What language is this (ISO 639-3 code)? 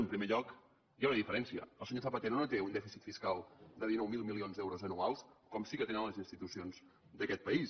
cat